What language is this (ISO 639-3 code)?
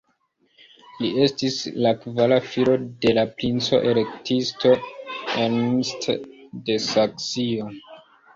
epo